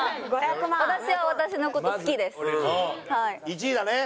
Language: Japanese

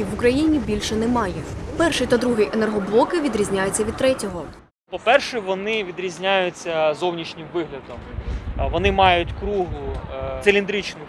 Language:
Ukrainian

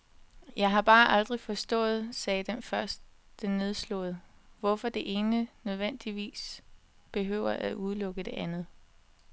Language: Danish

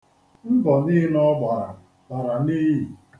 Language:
Igbo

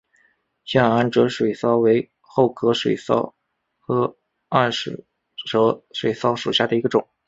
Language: Chinese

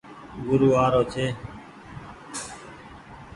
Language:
Goaria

